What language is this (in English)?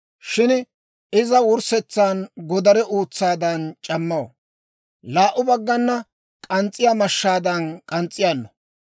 Dawro